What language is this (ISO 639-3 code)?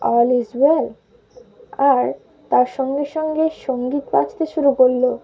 ben